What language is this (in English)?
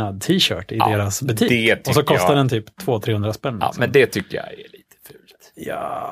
Swedish